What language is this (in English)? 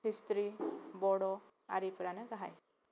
Bodo